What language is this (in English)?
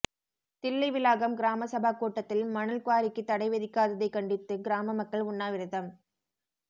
Tamil